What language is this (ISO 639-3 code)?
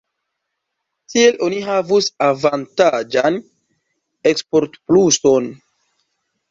epo